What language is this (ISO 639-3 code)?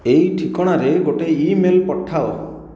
ori